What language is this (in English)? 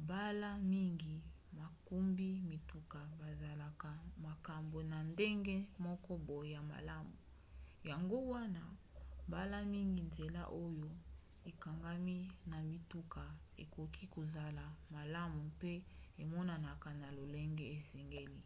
Lingala